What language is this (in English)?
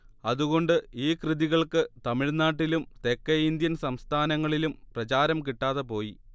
Malayalam